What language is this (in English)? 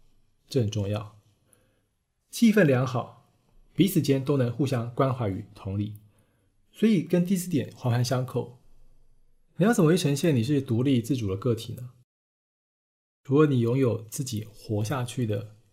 Chinese